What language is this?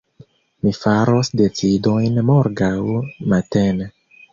Esperanto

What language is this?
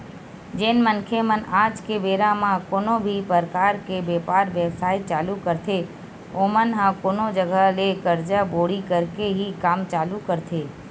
Chhattisgarhi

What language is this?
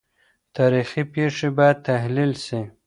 Pashto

